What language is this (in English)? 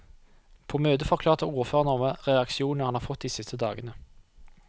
Norwegian